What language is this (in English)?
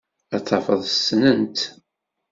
Kabyle